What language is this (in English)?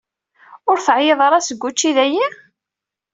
Kabyle